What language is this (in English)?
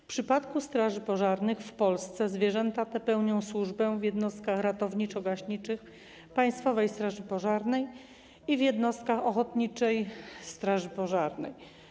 Polish